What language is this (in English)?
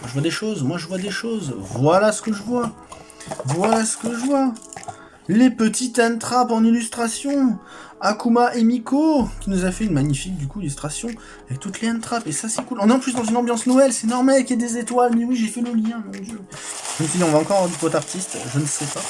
French